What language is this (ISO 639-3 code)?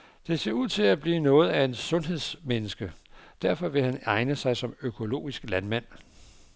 dan